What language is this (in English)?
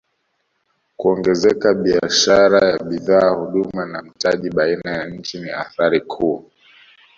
Swahili